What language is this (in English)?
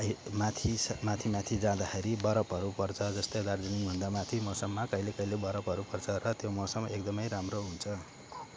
Nepali